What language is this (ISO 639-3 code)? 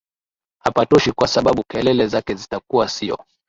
swa